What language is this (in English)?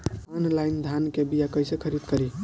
Bhojpuri